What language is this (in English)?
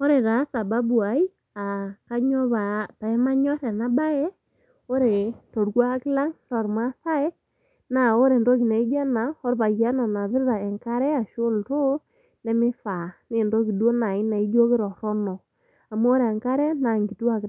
Masai